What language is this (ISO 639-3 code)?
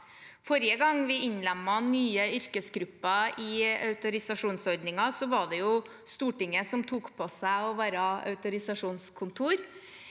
nor